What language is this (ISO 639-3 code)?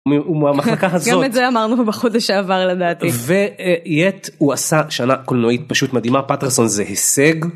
heb